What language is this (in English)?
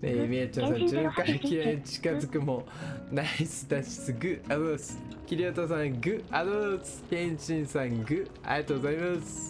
Japanese